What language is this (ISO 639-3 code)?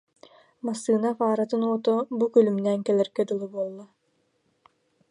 sah